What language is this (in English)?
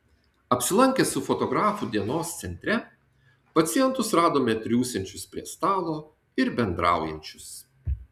Lithuanian